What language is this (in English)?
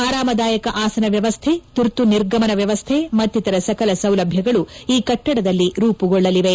Kannada